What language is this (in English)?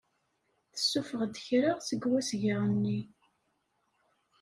Kabyle